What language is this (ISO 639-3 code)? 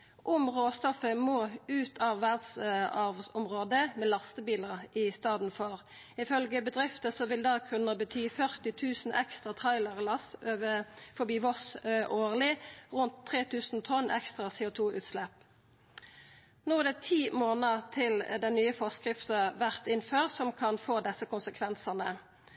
nno